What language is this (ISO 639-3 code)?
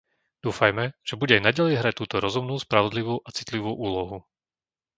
slk